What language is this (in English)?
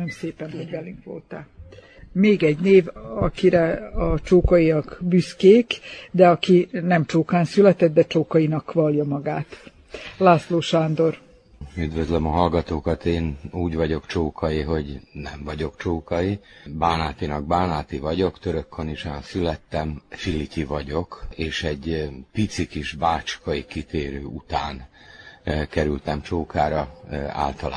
Hungarian